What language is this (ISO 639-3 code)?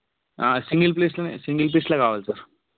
tel